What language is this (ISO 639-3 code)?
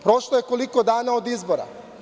srp